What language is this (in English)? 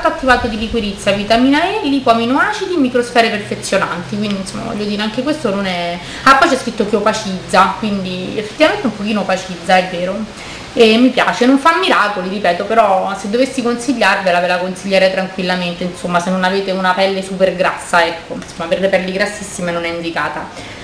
Italian